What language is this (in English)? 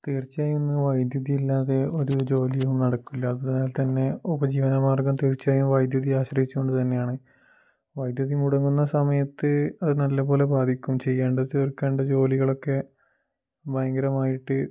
Malayalam